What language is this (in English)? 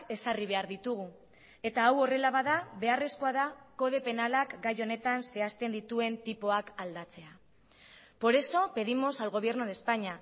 Basque